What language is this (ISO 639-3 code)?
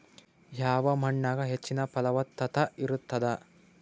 kan